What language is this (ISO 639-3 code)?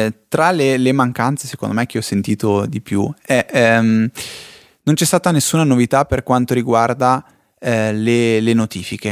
ita